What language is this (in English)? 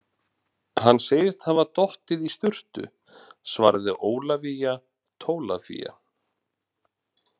Icelandic